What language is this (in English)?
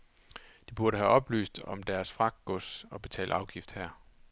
Danish